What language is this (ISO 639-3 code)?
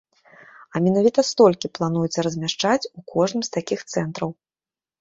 bel